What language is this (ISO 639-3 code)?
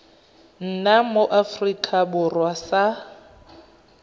tsn